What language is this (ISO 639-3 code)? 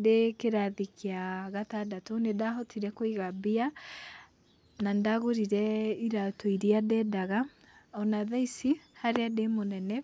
kik